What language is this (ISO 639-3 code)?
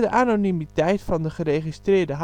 nld